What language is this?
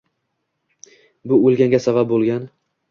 Uzbek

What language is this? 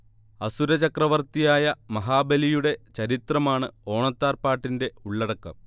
Malayalam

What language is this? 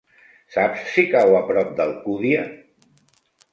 Catalan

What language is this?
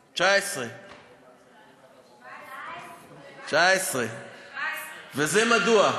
Hebrew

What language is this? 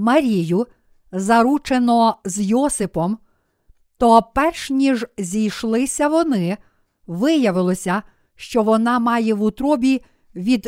Ukrainian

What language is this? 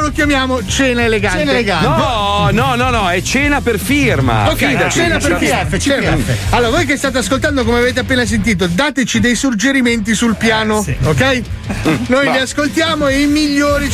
Italian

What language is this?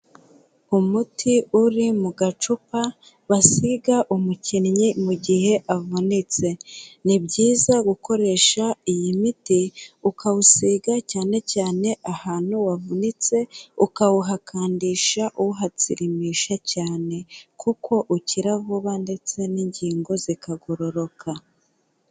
Kinyarwanda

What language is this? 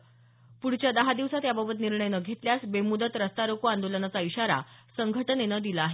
Marathi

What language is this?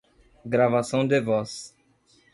Portuguese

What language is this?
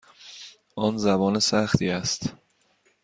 Persian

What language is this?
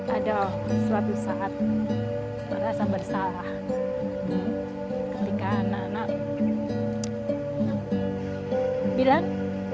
Indonesian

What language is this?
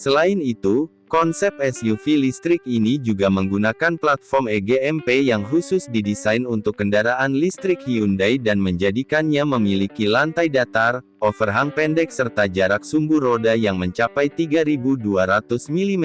Indonesian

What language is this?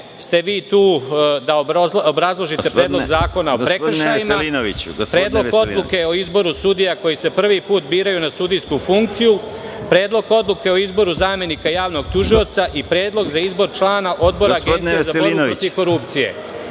Serbian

